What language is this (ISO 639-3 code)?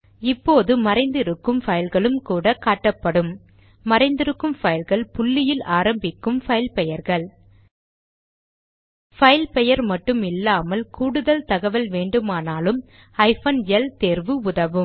tam